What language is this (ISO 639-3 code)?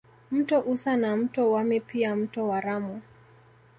swa